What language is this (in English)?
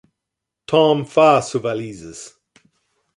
Interlingua